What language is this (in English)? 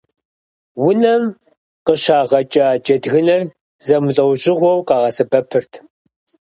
Kabardian